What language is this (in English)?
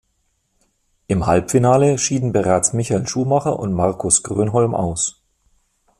German